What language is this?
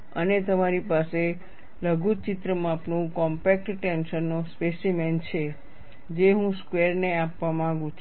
Gujarati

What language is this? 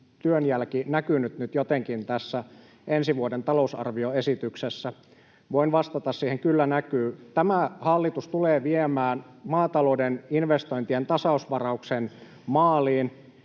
Finnish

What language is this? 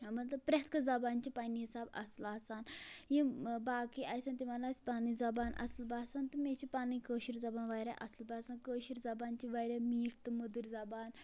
Kashmiri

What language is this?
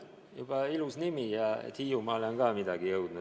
Estonian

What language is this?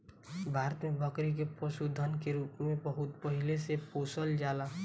Bhojpuri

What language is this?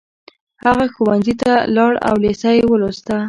Pashto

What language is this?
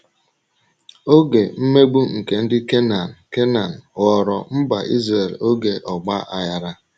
Igbo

